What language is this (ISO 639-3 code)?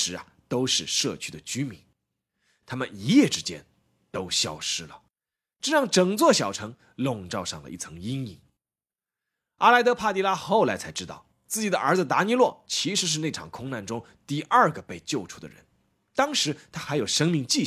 zho